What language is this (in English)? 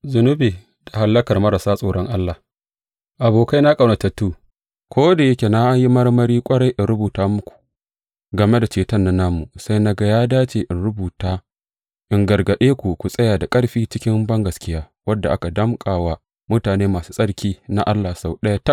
Hausa